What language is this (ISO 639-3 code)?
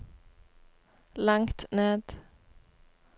nor